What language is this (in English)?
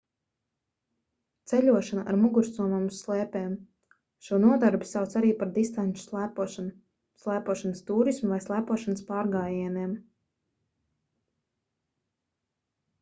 Latvian